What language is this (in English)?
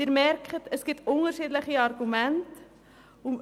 Swiss German